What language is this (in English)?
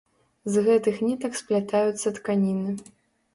Belarusian